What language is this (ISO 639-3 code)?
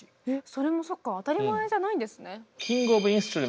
jpn